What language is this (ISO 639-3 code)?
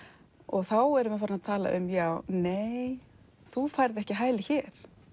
isl